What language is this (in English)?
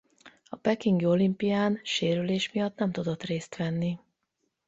Hungarian